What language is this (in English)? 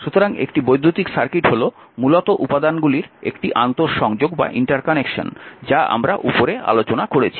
Bangla